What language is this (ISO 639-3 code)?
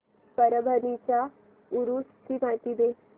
mar